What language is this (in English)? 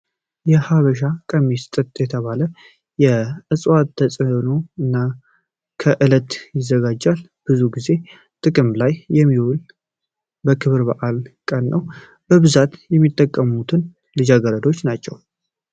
Amharic